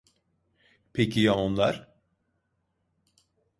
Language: Turkish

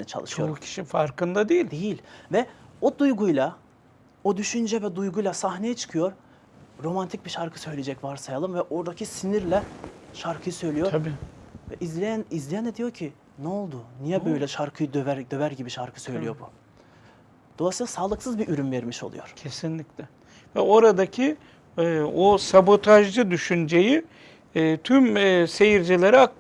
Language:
Turkish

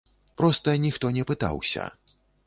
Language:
Belarusian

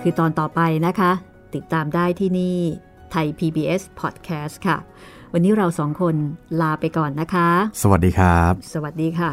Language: Thai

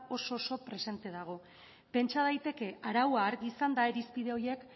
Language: Basque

